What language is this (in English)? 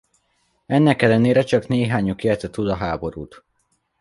Hungarian